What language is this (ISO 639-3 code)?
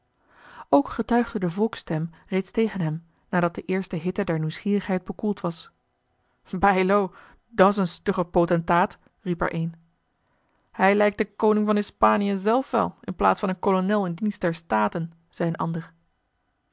nld